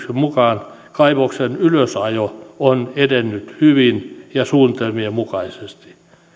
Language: Finnish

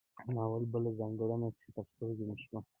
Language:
Pashto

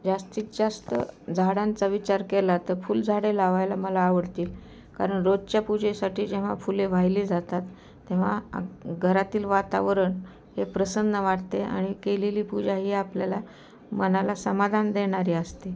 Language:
Marathi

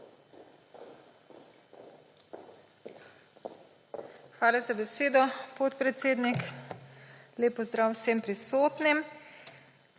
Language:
Slovenian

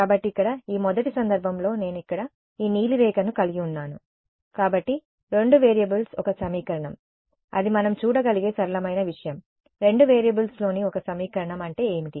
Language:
Telugu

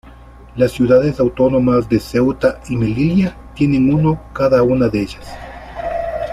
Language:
Spanish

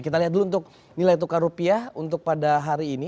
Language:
Indonesian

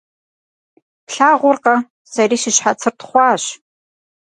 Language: Kabardian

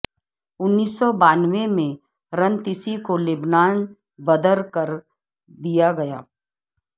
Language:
Urdu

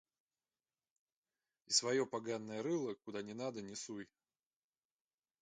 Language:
Russian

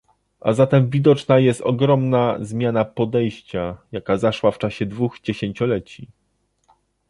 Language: Polish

